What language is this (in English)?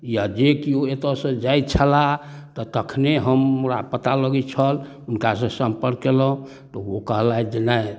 Maithili